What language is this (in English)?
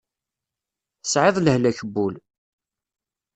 Kabyle